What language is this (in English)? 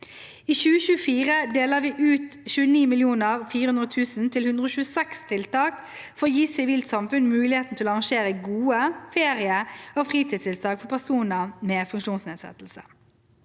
Norwegian